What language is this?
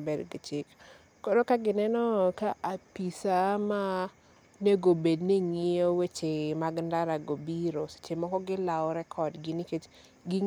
Luo (Kenya and Tanzania)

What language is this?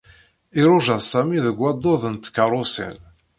Kabyle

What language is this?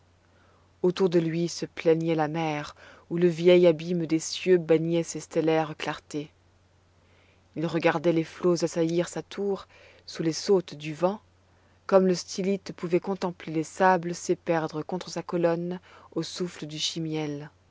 French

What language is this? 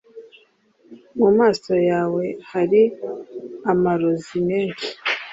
Kinyarwanda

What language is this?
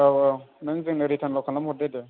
Bodo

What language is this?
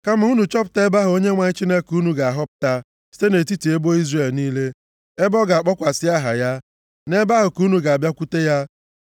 Igbo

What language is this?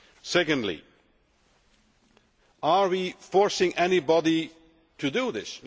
English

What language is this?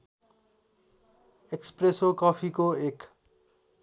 Nepali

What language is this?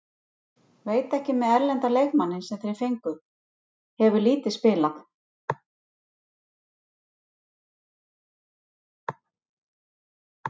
Icelandic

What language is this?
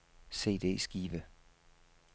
Danish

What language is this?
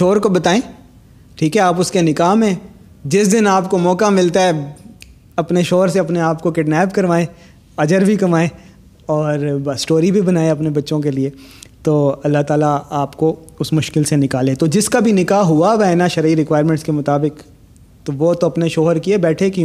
Urdu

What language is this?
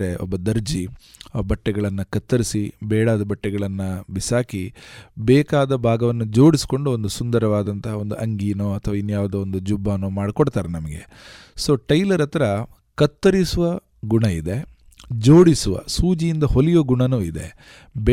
Kannada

